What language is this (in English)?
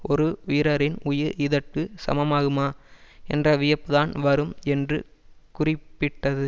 Tamil